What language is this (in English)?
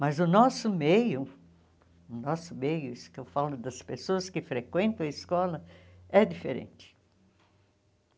Portuguese